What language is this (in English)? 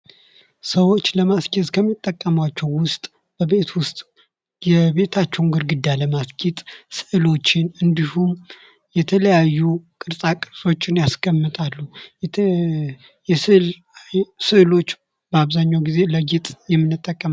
Amharic